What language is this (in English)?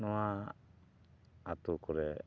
Santali